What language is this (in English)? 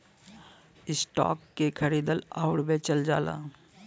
Bhojpuri